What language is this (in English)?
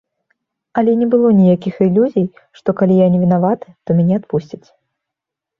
Belarusian